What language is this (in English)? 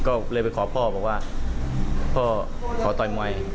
Thai